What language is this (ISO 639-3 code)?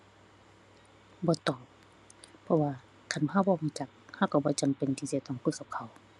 tha